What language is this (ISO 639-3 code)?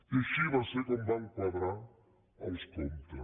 cat